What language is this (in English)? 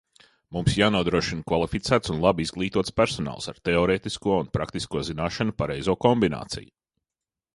Latvian